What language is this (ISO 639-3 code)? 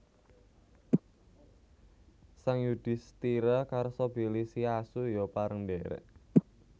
jav